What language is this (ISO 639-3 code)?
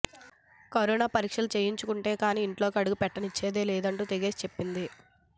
tel